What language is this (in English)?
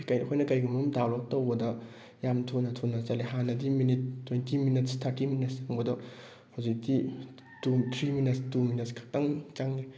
Manipuri